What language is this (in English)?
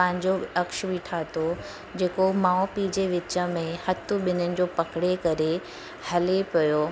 Sindhi